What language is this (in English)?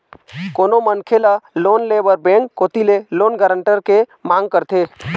Chhattisgarhi